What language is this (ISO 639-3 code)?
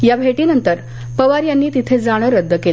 mar